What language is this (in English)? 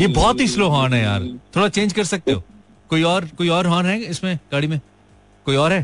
Hindi